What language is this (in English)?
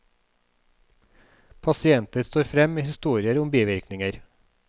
Norwegian